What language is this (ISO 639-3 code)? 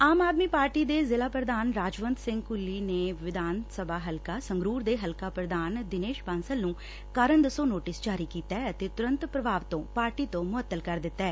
pan